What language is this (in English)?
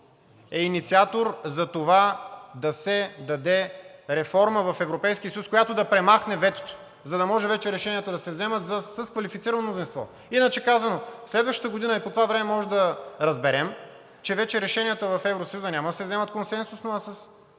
Bulgarian